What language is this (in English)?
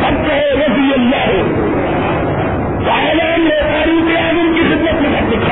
Urdu